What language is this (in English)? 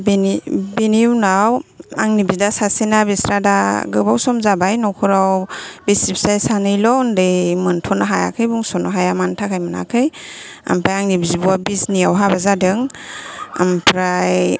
Bodo